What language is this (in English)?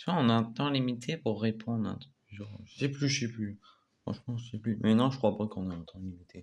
French